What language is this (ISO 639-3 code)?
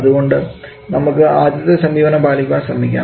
mal